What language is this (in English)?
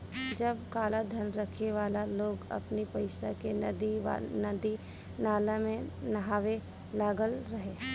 Bhojpuri